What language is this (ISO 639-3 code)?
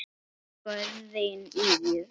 isl